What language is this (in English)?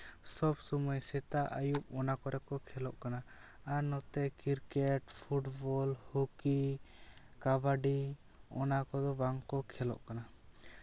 Santali